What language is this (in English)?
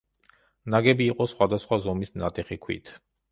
Georgian